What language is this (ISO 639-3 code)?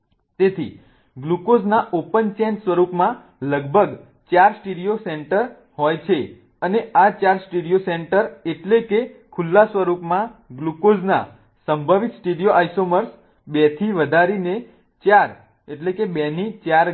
guj